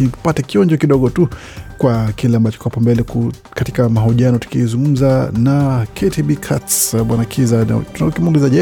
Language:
Swahili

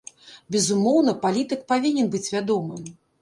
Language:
Belarusian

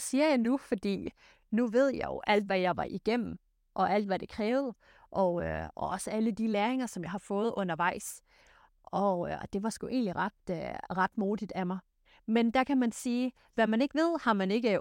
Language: Danish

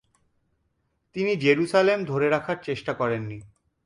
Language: Bangla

